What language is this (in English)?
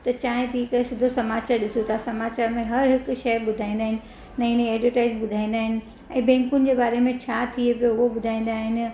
Sindhi